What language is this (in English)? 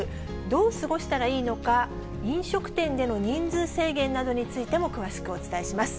Japanese